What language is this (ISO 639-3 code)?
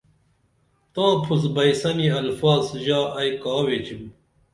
dml